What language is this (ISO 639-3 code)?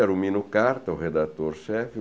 por